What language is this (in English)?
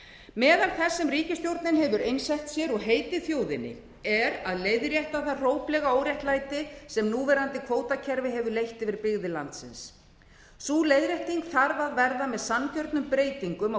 Icelandic